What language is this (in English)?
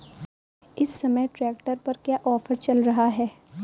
Hindi